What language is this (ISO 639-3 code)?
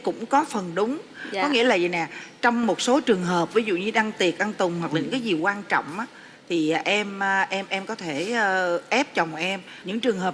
vie